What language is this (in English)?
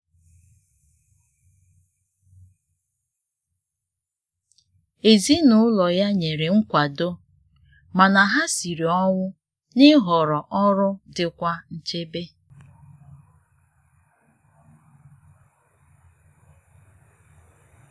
Igbo